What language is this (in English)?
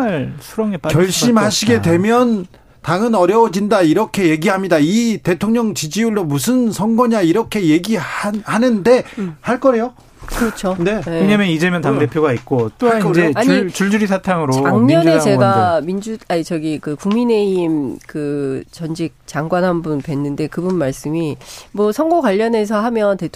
Korean